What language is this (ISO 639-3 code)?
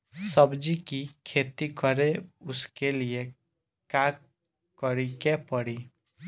bho